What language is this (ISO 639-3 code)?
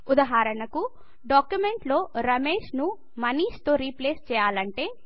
tel